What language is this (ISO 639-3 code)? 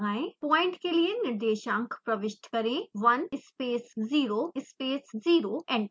hin